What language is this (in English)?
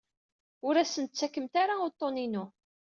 Kabyle